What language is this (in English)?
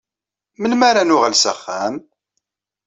Kabyle